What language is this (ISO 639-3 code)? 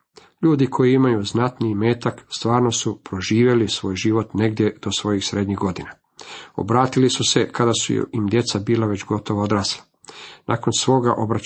hrv